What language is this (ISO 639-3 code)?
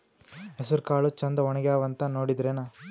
kan